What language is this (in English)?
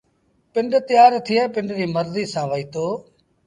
Sindhi Bhil